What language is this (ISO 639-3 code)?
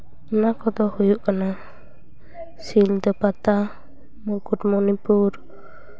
sat